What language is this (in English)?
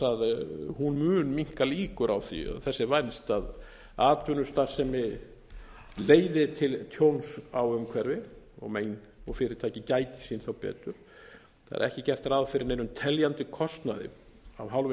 Icelandic